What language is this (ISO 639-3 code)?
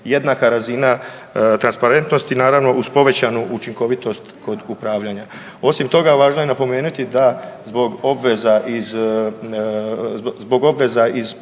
hrv